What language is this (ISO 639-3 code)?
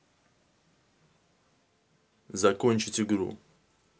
rus